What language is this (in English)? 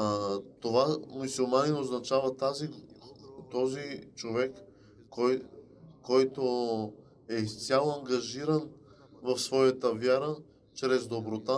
Bulgarian